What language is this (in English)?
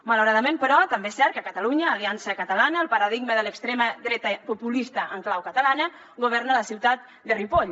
Catalan